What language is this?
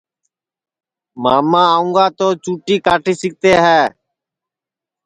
Sansi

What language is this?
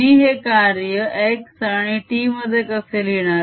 Marathi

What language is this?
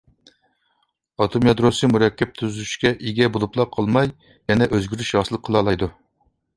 Uyghur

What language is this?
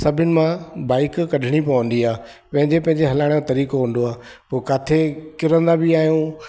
Sindhi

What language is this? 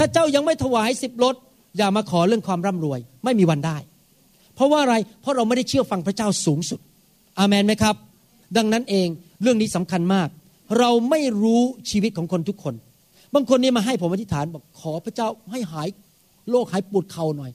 Thai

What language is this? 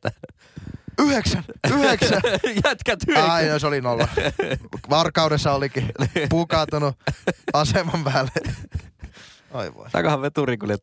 Finnish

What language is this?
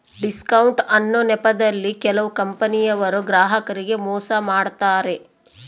Kannada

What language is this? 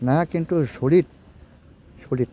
Bodo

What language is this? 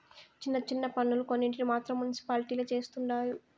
Telugu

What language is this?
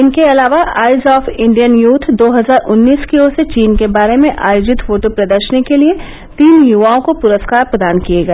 Hindi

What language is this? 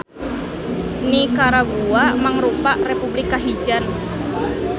Sundanese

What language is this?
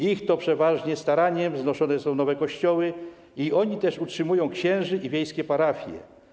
Polish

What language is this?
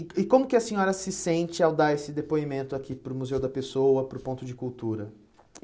Portuguese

